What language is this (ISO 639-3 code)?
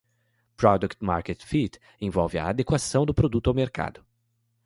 por